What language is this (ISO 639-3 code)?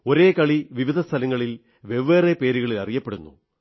mal